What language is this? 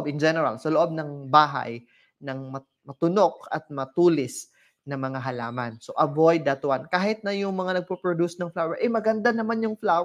Filipino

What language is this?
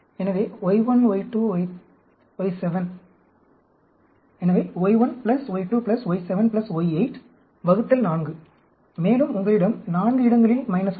Tamil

